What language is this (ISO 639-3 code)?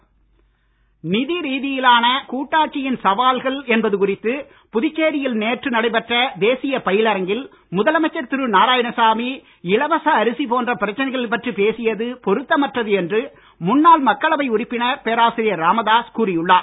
tam